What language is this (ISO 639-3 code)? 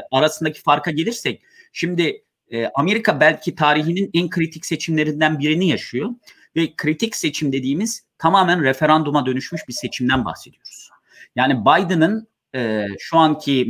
tur